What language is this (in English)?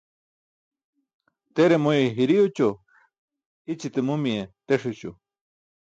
Burushaski